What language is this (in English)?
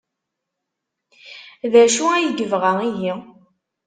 Kabyle